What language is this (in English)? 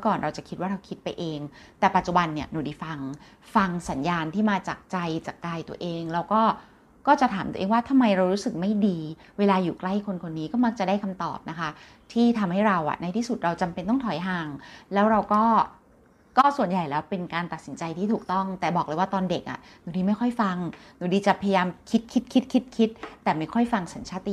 Thai